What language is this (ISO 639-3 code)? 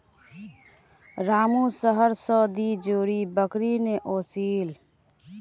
mag